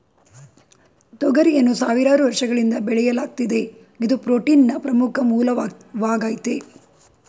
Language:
Kannada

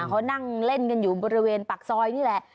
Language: Thai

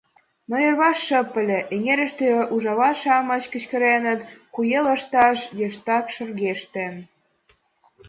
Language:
Mari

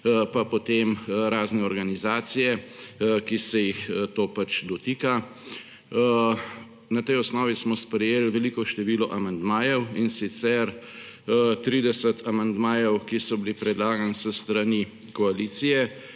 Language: Slovenian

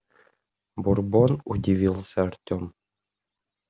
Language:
Russian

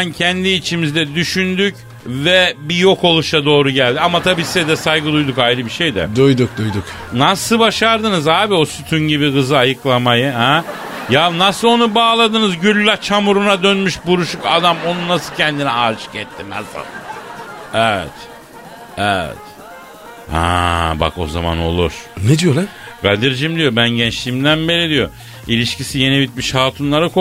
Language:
Turkish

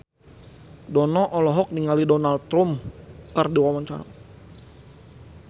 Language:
Sundanese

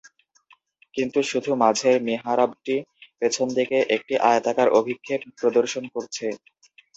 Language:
Bangla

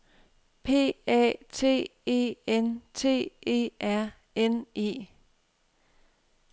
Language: Danish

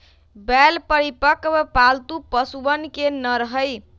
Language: Magahi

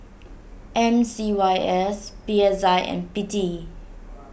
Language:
English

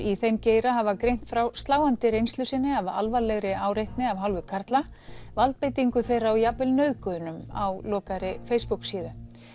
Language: Icelandic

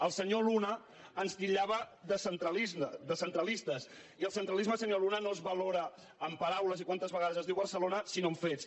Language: Catalan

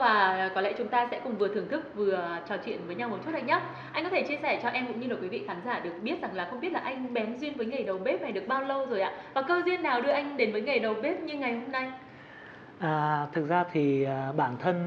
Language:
Vietnamese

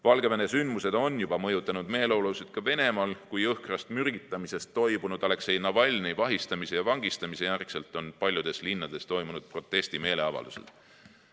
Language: Estonian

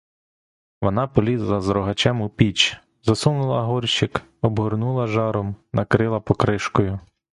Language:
Ukrainian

